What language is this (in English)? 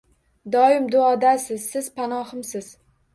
Uzbek